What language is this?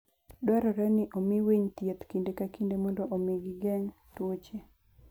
Luo (Kenya and Tanzania)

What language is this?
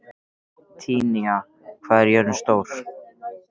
Icelandic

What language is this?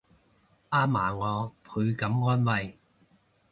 Cantonese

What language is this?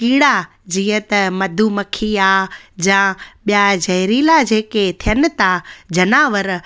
Sindhi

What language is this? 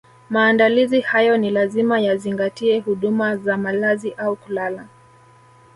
Swahili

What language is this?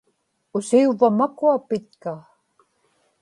Inupiaq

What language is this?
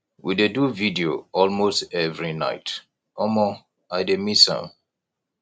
Nigerian Pidgin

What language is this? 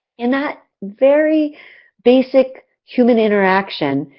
English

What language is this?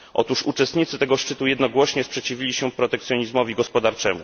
Polish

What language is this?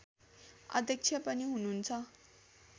Nepali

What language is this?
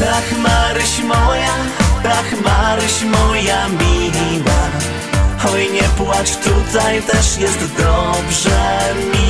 Polish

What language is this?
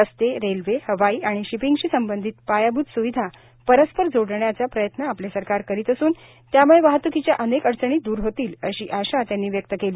Marathi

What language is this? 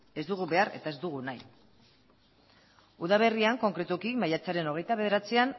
Basque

